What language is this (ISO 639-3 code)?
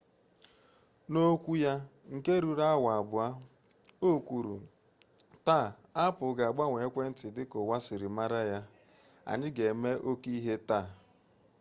ibo